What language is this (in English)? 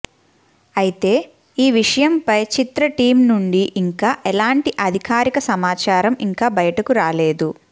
Telugu